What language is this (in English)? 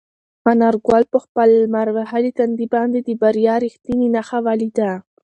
Pashto